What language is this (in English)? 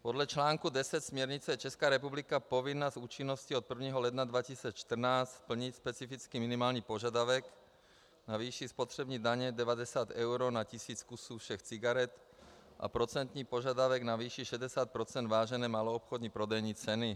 Czech